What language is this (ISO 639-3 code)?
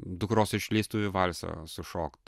lit